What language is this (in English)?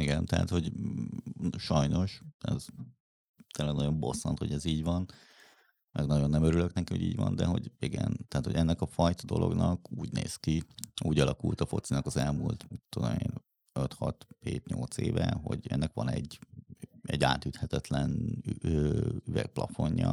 Hungarian